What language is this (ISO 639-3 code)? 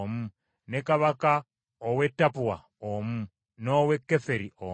lug